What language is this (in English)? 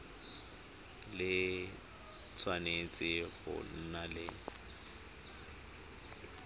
Tswana